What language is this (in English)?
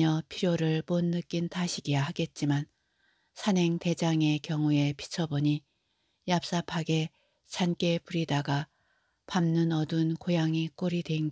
Korean